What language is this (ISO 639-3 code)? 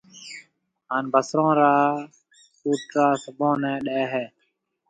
mve